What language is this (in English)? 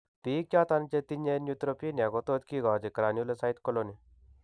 Kalenjin